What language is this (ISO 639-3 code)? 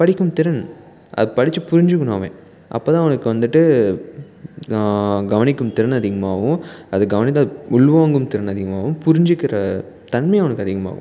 tam